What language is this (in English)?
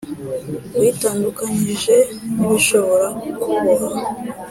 Kinyarwanda